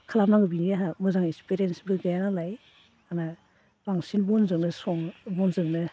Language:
Bodo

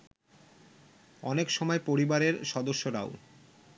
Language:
Bangla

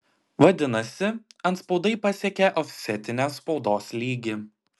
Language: Lithuanian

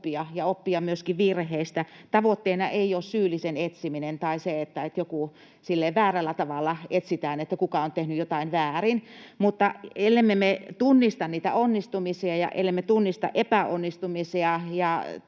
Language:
Finnish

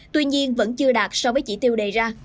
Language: Vietnamese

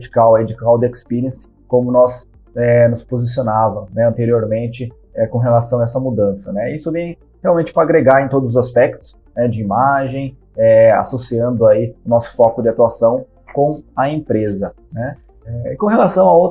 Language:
Portuguese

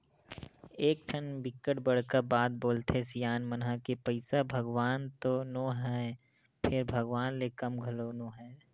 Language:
Chhattisgarhi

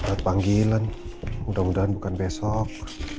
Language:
Indonesian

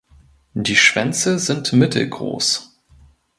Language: German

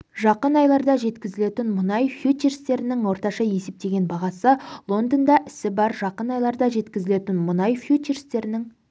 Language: Kazakh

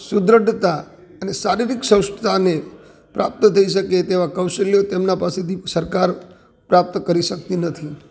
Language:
Gujarati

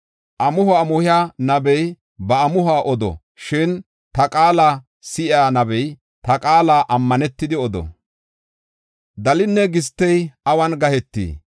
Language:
Gofa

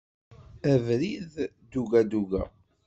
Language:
Kabyle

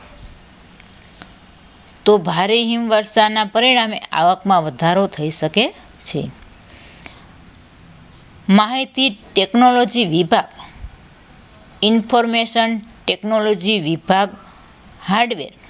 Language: Gujarati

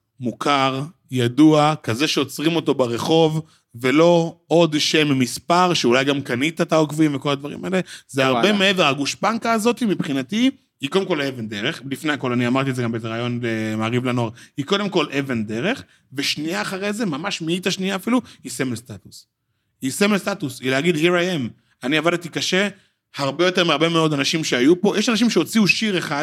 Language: Hebrew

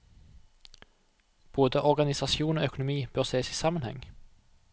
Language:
Norwegian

